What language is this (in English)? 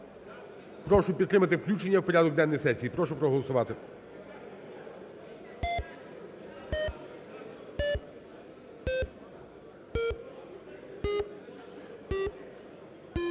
Ukrainian